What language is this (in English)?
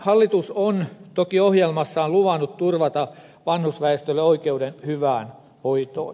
Finnish